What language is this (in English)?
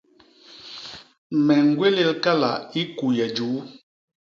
Basaa